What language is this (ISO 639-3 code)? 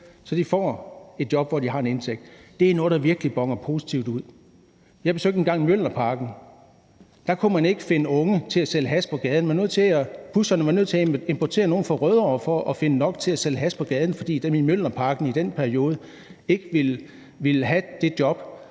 dan